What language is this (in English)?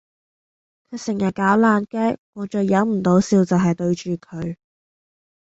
Cantonese